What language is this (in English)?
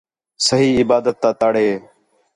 Khetrani